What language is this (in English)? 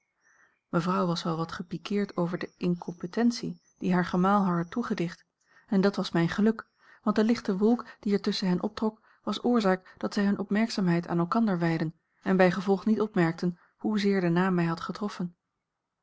Dutch